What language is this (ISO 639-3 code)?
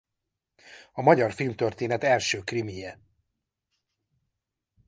hun